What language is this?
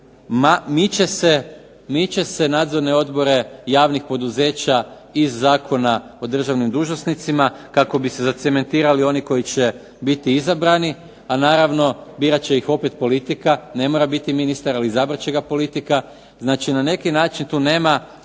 Croatian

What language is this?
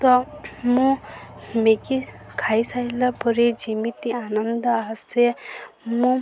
Odia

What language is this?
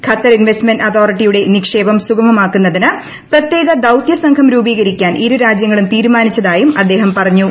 Malayalam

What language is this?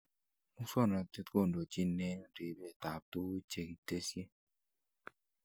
Kalenjin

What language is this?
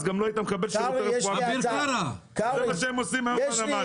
Hebrew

